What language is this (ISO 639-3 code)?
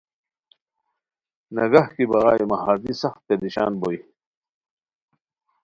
khw